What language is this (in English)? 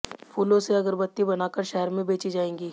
Hindi